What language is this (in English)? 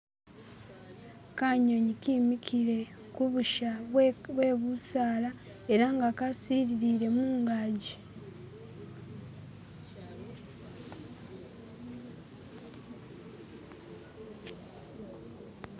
Masaaba